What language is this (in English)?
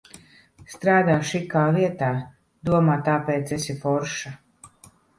Latvian